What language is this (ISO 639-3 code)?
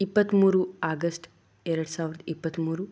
kan